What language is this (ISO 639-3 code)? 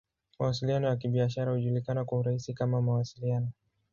swa